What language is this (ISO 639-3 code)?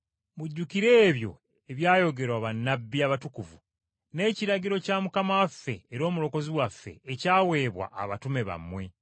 lug